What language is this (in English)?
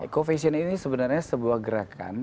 Indonesian